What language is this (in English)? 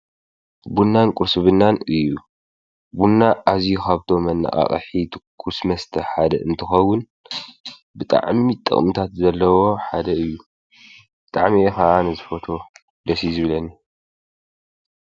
Tigrinya